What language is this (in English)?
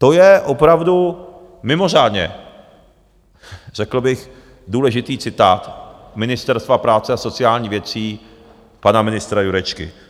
Czech